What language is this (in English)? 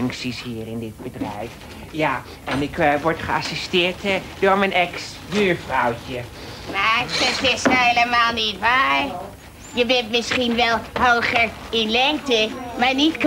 Dutch